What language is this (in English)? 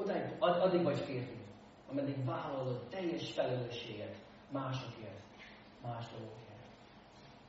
Hungarian